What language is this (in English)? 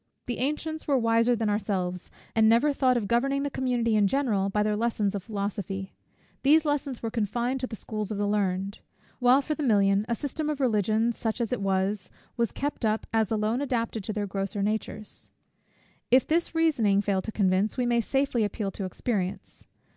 English